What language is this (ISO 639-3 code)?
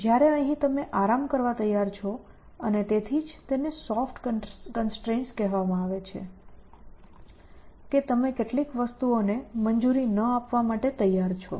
guj